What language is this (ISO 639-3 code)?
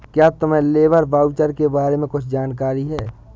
hin